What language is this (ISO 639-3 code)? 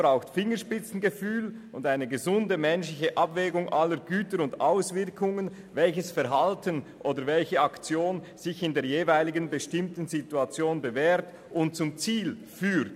gsw